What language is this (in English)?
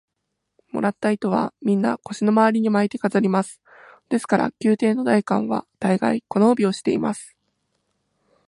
Japanese